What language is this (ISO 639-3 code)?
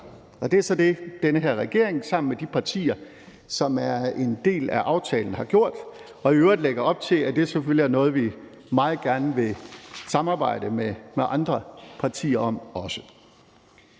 dan